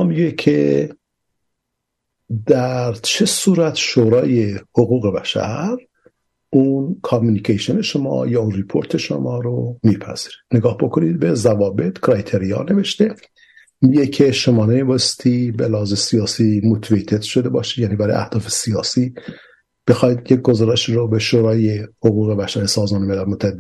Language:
Persian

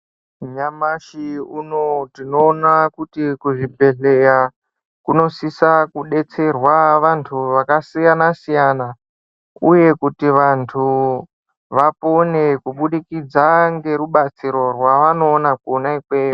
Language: Ndau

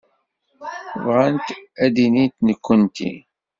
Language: Kabyle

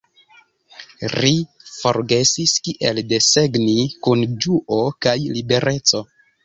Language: Esperanto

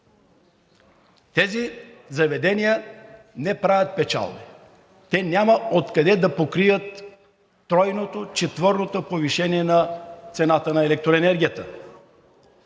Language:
Bulgarian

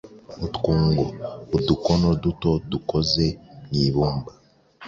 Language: Kinyarwanda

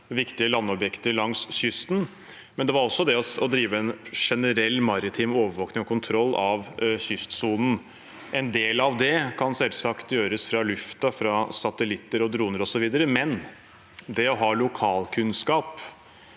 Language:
Norwegian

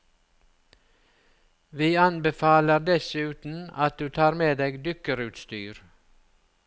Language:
Norwegian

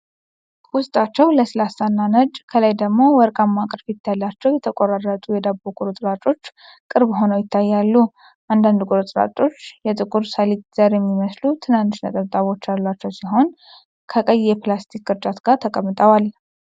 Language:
Amharic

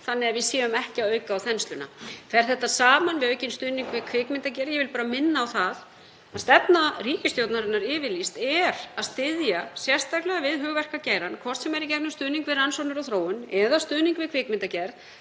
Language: Icelandic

